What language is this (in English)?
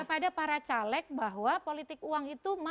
Indonesian